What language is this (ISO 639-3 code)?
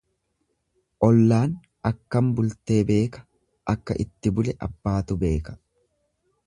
orm